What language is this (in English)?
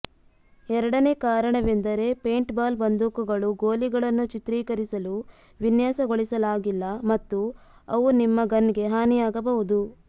Kannada